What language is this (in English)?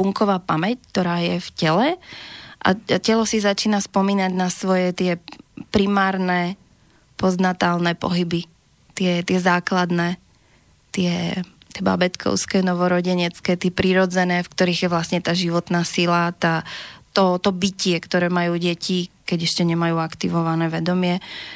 Slovak